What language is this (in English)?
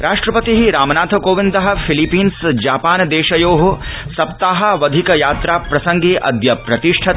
Sanskrit